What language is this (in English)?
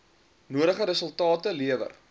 Afrikaans